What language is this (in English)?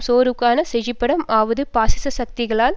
Tamil